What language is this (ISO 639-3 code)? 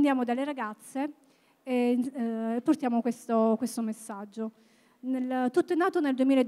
ita